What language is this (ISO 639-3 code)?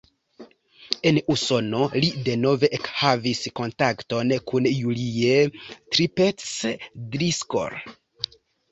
epo